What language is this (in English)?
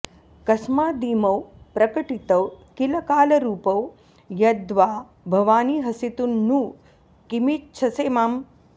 Sanskrit